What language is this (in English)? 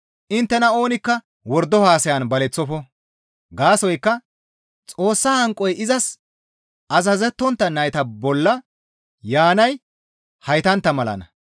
Gamo